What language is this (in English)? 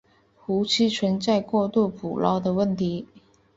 Chinese